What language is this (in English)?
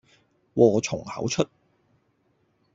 Cantonese